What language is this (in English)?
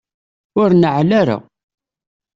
Kabyle